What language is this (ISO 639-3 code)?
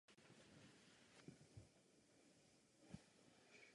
ces